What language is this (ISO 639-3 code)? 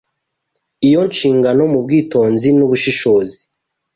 kin